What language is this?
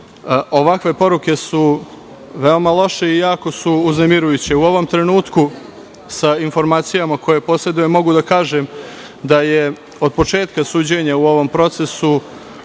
Serbian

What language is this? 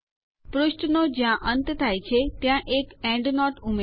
Gujarati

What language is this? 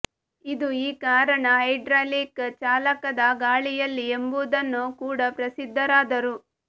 Kannada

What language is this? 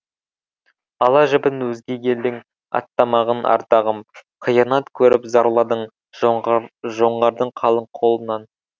Kazakh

